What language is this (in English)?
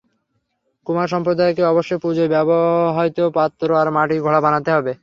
Bangla